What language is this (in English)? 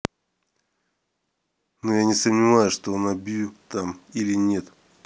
Russian